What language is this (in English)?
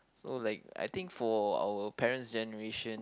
English